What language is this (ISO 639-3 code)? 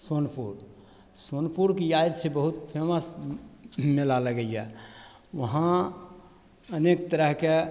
mai